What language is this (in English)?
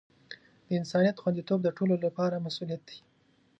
Pashto